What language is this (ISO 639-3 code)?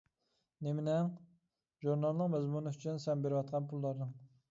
uig